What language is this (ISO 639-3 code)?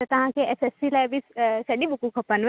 snd